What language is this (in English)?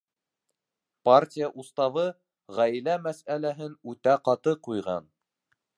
Bashkir